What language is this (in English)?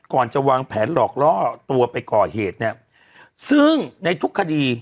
Thai